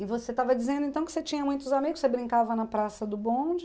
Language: Portuguese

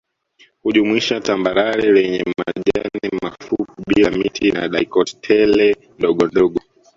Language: Swahili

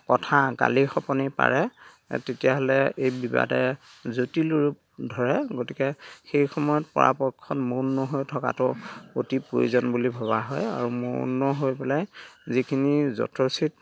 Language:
Assamese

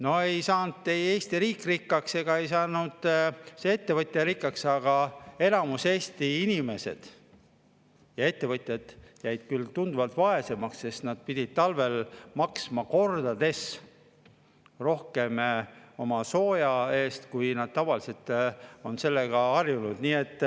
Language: Estonian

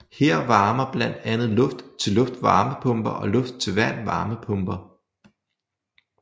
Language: Danish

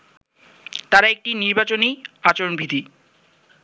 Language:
Bangla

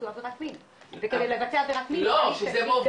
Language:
Hebrew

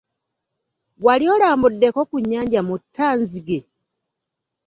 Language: Ganda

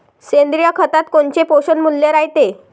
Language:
Marathi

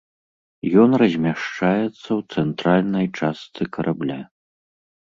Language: Belarusian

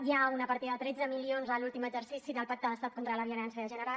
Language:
Catalan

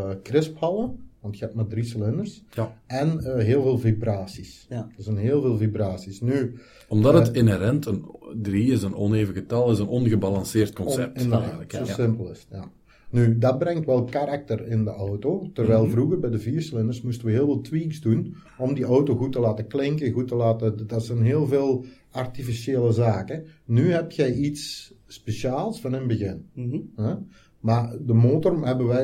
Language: Dutch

